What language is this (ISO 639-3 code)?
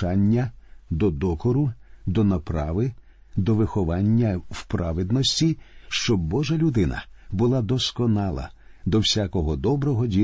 ukr